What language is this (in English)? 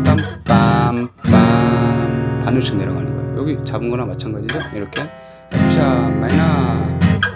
Korean